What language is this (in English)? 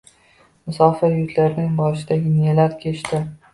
Uzbek